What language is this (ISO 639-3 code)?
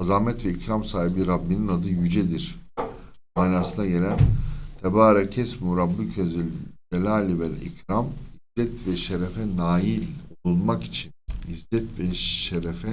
tur